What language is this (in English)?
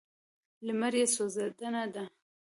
Pashto